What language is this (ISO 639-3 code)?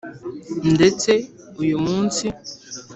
kin